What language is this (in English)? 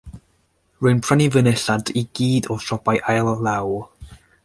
Welsh